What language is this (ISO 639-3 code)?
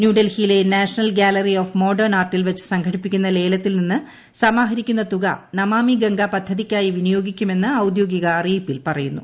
mal